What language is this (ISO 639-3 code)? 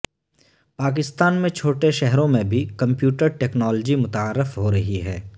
urd